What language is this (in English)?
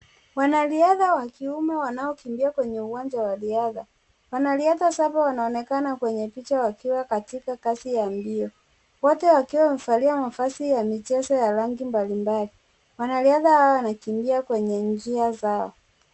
Swahili